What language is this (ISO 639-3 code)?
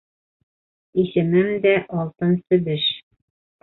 bak